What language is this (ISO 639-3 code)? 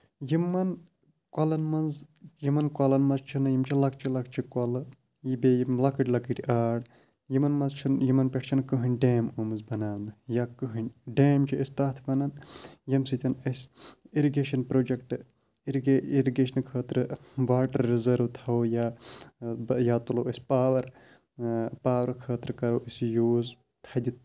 kas